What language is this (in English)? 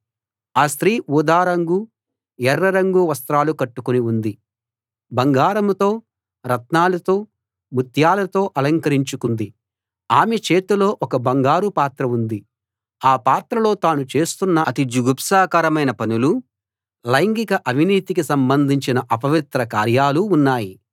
Telugu